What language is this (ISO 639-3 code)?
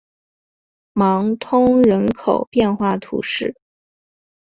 zho